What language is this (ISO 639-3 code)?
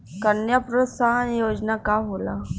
bho